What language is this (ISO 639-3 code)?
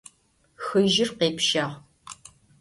ady